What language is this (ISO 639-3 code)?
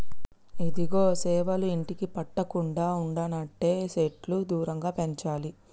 tel